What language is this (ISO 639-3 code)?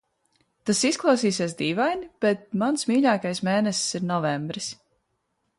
lav